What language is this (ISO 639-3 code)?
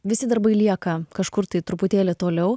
lit